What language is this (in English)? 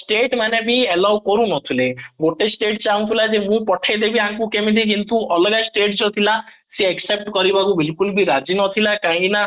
Odia